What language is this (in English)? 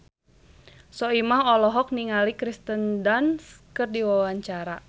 Sundanese